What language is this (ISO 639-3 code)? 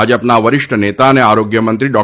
guj